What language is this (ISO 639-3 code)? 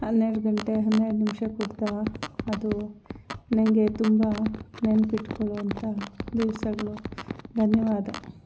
kan